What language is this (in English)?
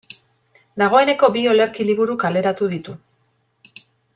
Basque